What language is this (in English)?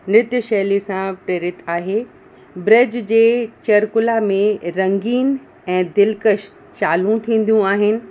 Sindhi